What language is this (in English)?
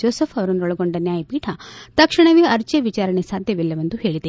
Kannada